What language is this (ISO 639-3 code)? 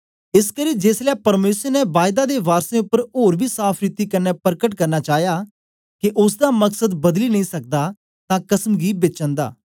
doi